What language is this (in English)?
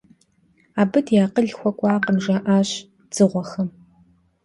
Kabardian